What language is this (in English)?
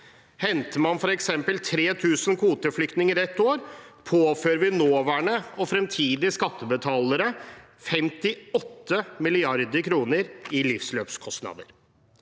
Norwegian